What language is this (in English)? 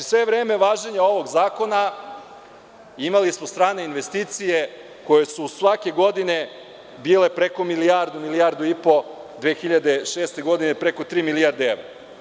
Serbian